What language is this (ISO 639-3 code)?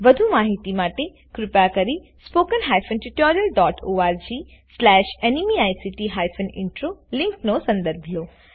guj